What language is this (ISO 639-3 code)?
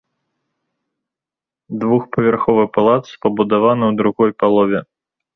bel